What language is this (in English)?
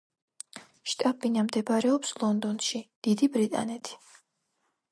Georgian